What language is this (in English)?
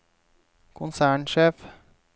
Norwegian